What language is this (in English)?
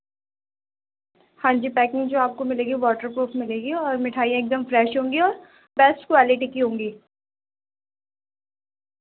Urdu